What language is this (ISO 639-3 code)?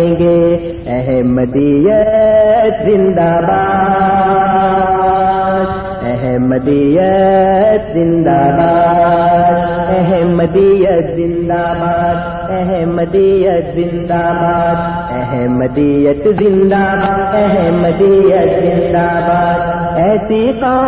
urd